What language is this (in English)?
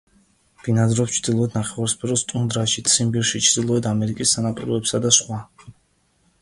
Georgian